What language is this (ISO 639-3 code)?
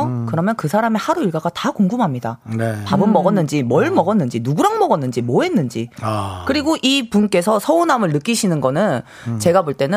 kor